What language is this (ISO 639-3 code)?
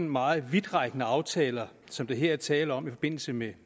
dan